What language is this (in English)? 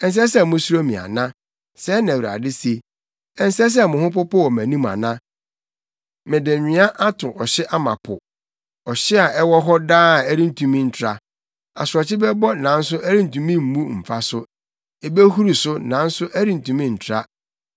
Akan